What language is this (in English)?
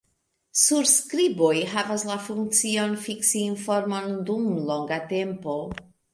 Esperanto